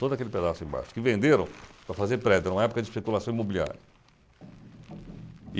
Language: Portuguese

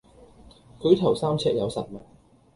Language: Cantonese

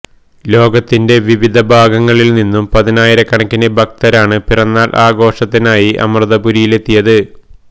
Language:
Malayalam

